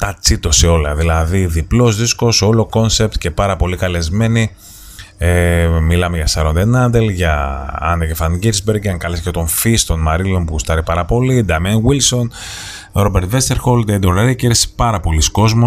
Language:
Greek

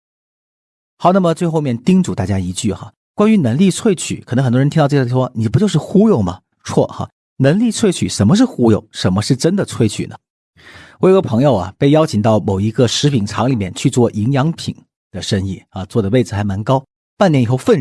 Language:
Chinese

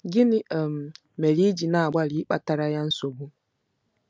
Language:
Igbo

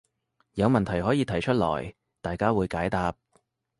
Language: Cantonese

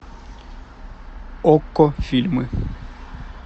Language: Russian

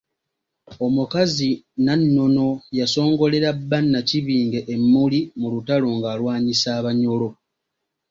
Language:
Ganda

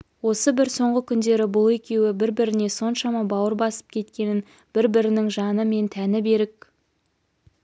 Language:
Kazakh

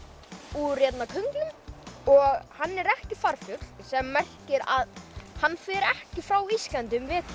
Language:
Icelandic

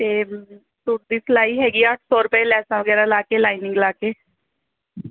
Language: Punjabi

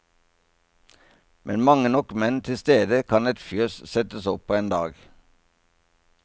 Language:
Norwegian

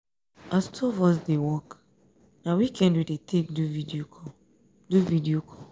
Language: Nigerian Pidgin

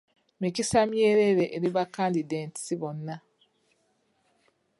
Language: Ganda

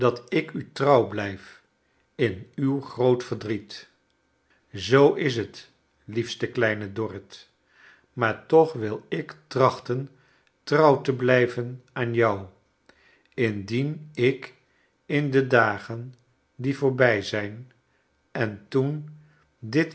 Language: Dutch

